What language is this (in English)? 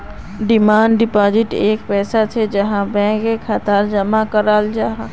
Magahi